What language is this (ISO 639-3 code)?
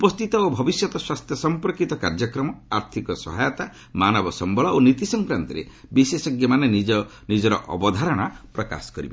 ori